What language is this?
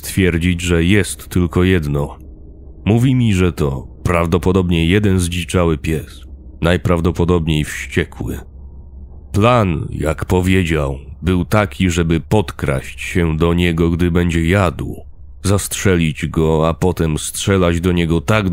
Polish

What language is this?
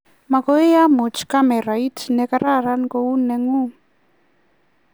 Kalenjin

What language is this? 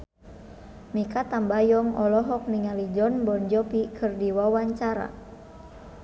Sundanese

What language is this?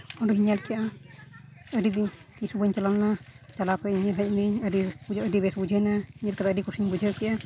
Santali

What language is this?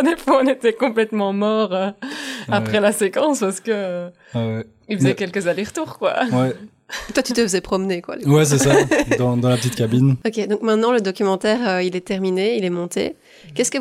French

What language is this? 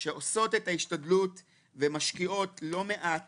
Hebrew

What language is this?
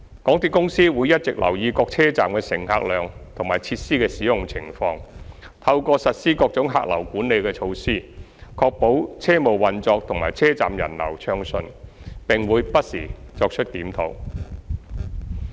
Cantonese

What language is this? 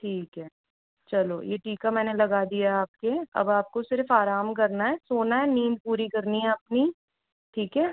Hindi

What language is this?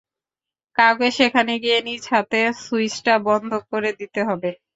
Bangla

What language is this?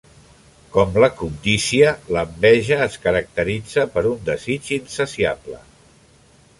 Catalan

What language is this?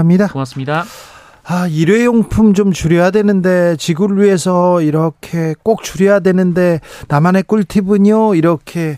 Korean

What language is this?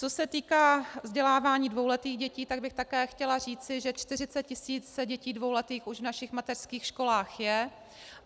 Czech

